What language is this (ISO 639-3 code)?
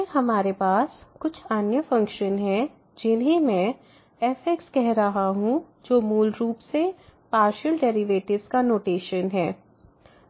hin